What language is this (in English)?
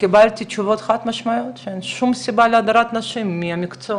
Hebrew